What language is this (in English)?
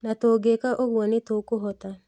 Kikuyu